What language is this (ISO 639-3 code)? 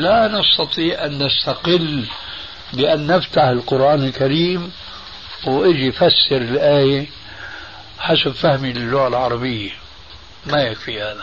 ara